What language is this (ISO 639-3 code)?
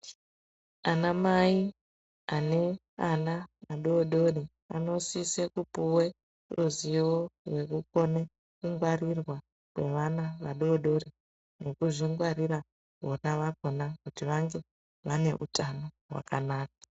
ndc